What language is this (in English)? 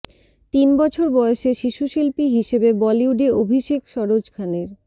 Bangla